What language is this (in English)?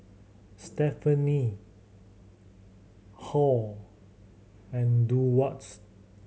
English